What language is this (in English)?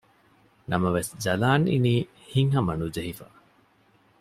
Divehi